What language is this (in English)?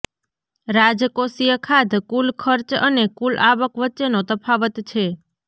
Gujarati